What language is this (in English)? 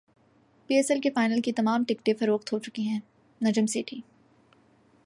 Urdu